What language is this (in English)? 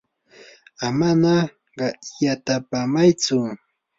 Yanahuanca Pasco Quechua